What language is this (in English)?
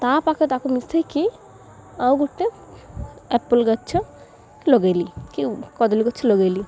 Odia